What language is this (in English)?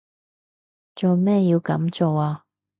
Cantonese